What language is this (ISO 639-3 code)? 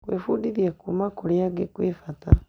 kik